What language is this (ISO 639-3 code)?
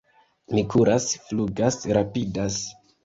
epo